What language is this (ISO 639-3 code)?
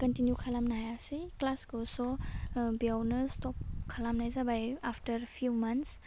brx